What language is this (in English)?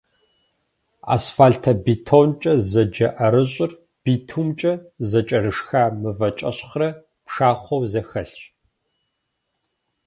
Kabardian